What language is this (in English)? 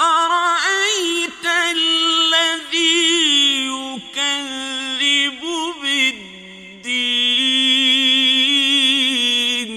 Arabic